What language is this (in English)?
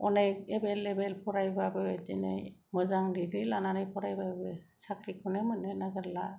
Bodo